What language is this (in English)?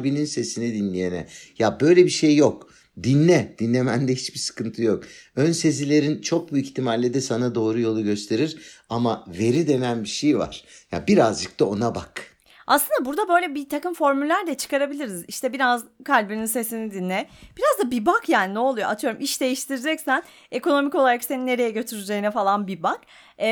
Turkish